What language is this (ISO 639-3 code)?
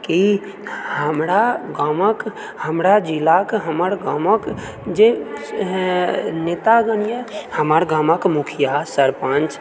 mai